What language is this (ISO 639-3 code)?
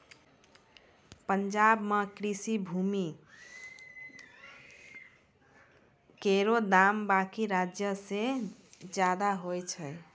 mai